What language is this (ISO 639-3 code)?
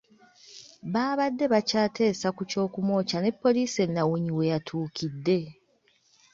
lug